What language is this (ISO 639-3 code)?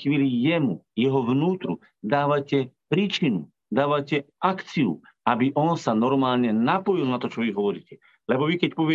slk